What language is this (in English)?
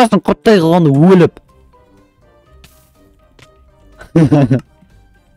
Turkish